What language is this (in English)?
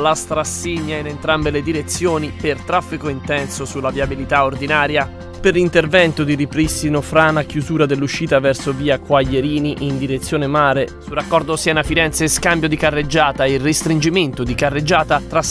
Italian